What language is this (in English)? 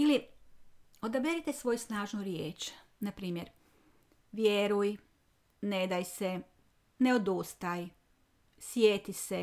Croatian